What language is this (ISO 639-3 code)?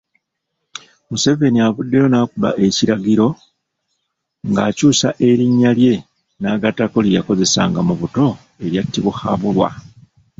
lug